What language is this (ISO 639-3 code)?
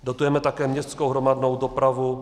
ces